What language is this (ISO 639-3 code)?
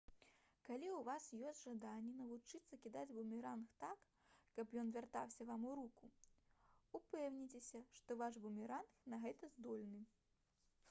bel